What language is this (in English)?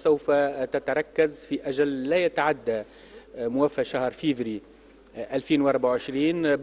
Arabic